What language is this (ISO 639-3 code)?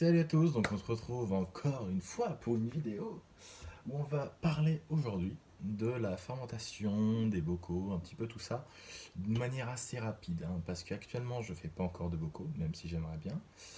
fra